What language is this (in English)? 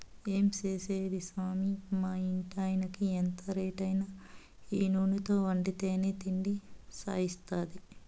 Telugu